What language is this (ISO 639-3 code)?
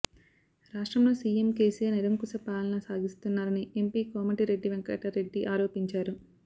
tel